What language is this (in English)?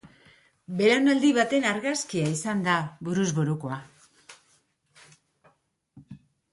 Basque